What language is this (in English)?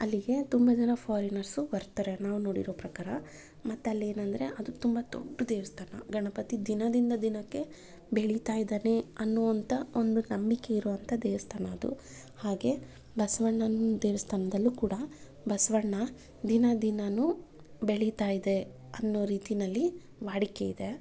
Kannada